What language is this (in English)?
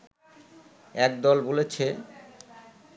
Bangla